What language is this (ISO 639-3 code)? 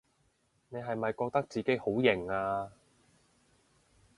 yue